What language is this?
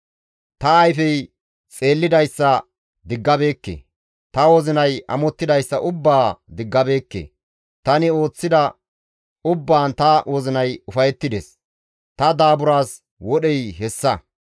Gamo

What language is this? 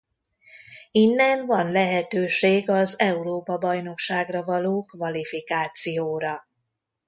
Hungarian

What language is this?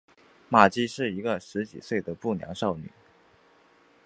Chinese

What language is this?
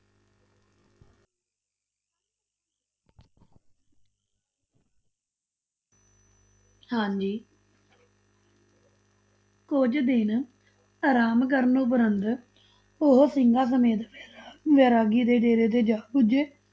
Punjabi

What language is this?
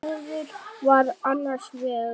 Icelandic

